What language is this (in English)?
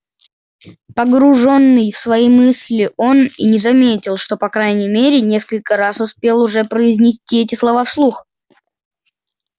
Russian